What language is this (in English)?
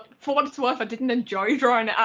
English